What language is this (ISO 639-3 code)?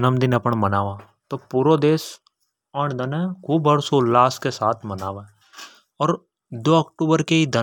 hoj